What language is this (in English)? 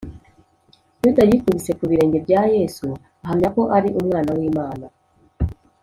Kinyarwanda